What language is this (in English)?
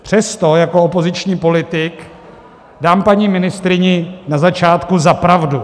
Czech